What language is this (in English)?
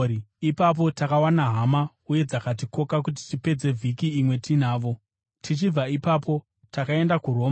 Shona